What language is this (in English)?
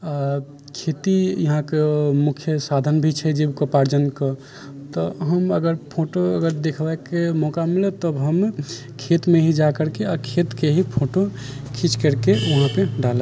Maithili